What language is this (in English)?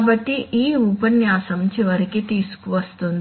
Telugu